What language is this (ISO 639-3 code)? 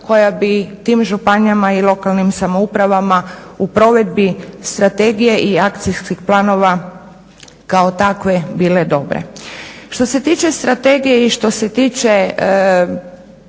hrv